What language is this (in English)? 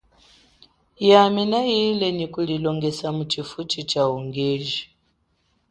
Chokwe